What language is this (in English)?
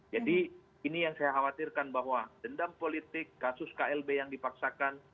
Indonesian